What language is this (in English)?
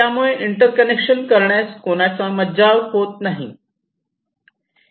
Marathi